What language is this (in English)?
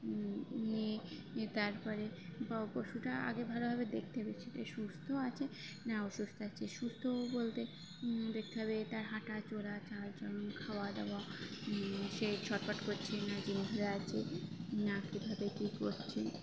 Bangla